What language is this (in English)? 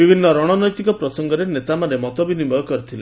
Odia